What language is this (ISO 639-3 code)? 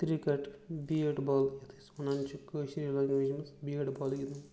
kas